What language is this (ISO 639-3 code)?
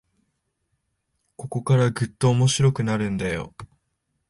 jpn